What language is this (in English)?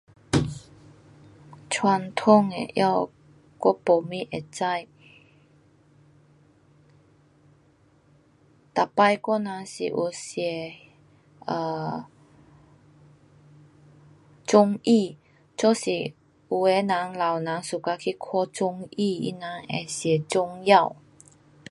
Pu-Xian Chinese